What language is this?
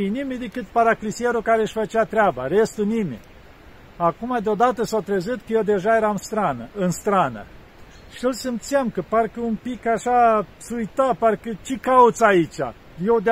Romanian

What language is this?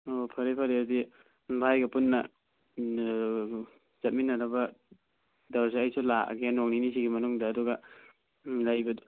Manipuri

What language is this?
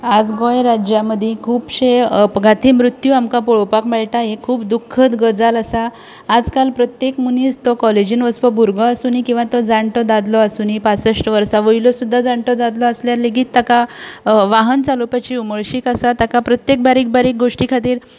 Konkani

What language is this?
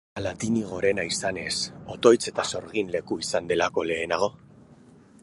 Basque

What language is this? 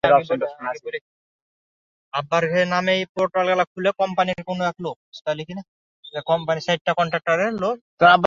Bangla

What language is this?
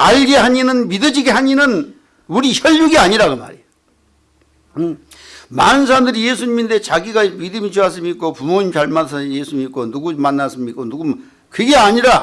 Korean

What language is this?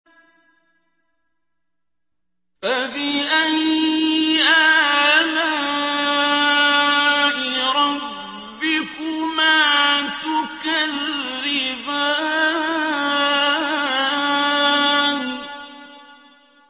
Arabic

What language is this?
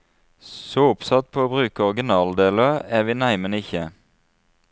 Norwegian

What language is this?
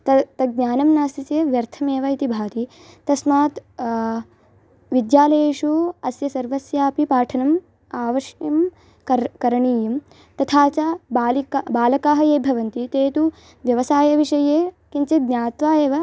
Sanskrit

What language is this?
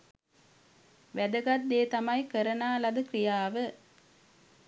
Sinhala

